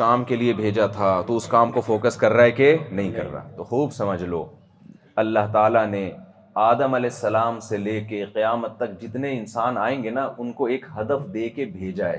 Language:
Urdu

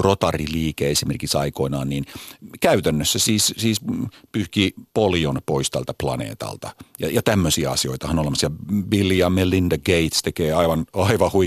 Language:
Finnish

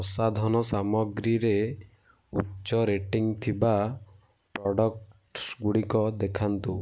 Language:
Odia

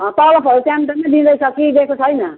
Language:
Nepali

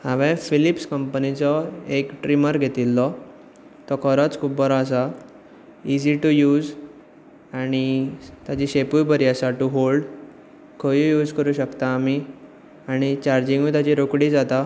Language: Konkani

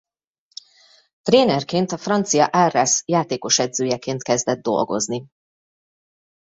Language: Hungarian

